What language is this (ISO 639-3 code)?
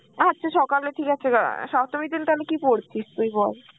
ben